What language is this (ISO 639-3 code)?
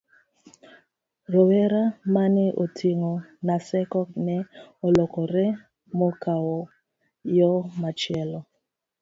luo